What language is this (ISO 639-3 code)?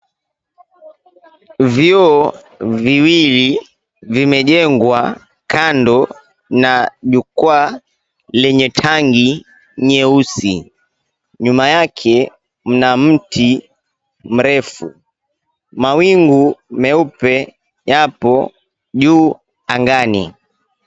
swa